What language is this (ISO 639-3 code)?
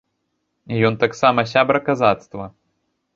bel